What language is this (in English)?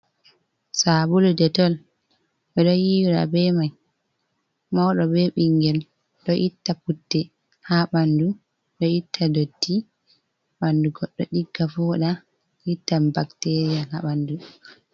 Fula